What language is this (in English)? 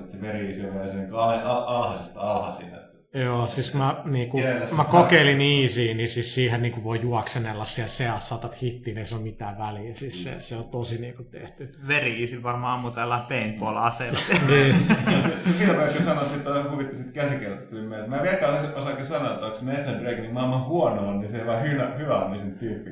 Finnish